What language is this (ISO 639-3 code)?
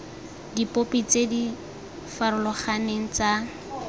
tsn